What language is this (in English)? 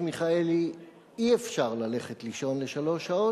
Hebrew